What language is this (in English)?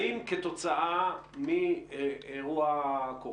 Hebrew